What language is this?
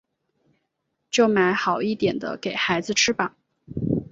Chinese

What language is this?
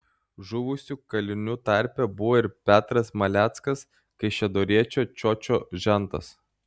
Lithuanian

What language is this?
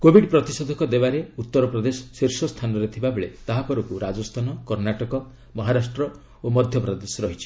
Odia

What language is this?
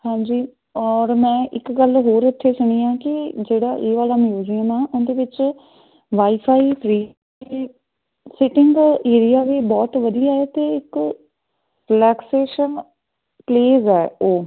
Punjabi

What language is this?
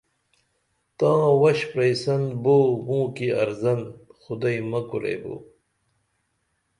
Dameli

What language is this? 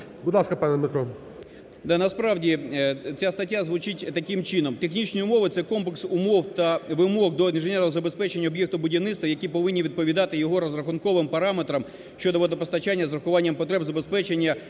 Ukrainian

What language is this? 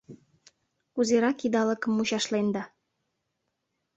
Mari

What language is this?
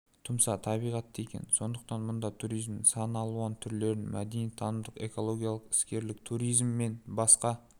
Kazakh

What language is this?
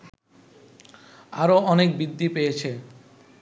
Bangla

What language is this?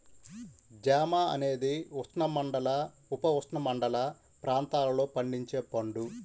Telugu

